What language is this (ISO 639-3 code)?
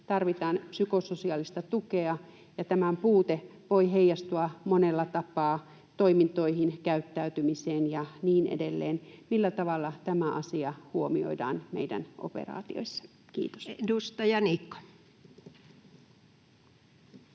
fin